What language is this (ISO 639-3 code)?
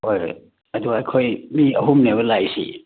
mni